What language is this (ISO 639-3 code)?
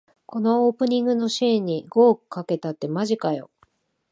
jpn